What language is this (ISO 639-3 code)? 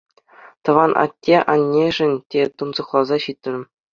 chv